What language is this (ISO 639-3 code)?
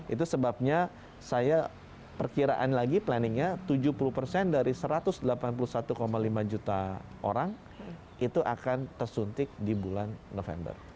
ind